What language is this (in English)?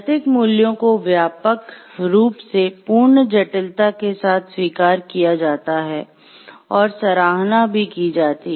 Hindi